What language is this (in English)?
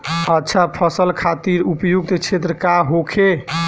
Bhojpuri